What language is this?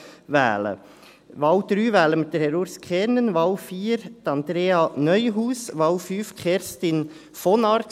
Swiss German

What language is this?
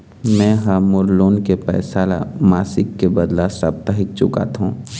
Chhattisgarhi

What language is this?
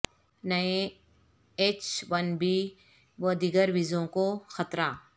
Urdu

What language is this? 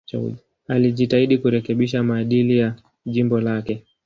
Swahili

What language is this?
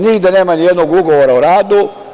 Serbian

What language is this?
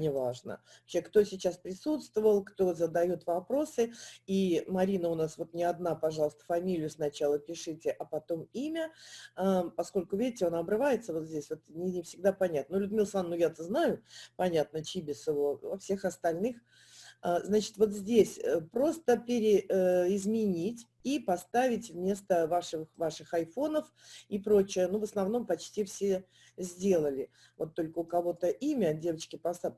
Russian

